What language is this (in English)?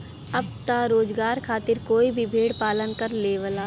Bhojpuri